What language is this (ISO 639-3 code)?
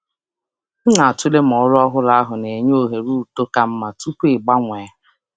ibo